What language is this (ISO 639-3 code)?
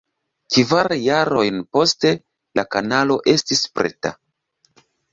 epo